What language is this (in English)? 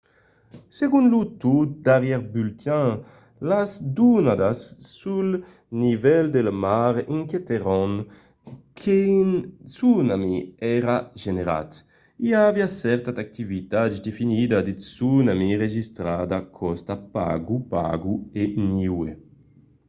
Occitan